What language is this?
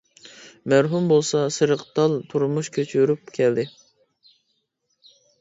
Uyghur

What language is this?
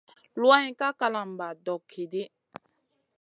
Masana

